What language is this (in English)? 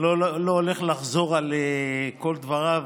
Hebrew